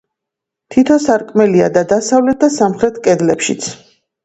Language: Georgian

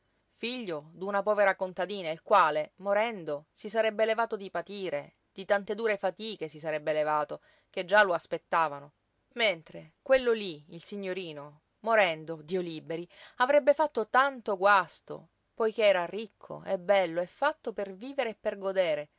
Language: Italian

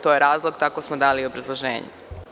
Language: Serbian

